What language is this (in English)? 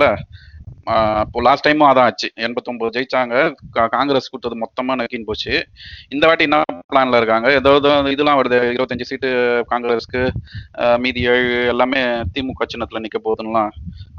Tamil